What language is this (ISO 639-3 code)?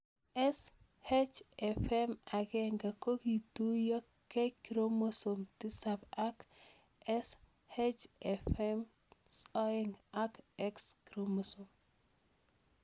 kln